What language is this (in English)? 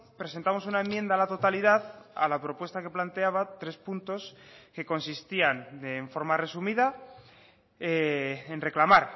Spanish